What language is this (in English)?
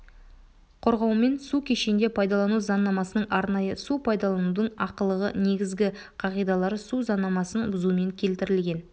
Kazakh